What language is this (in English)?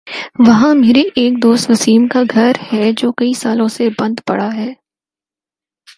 Urdu